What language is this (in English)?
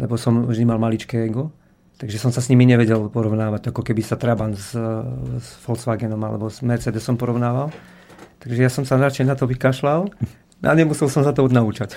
Slovak